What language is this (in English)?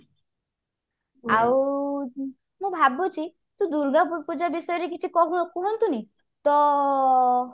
Odia